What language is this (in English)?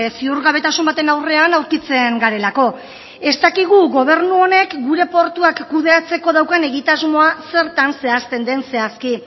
Basque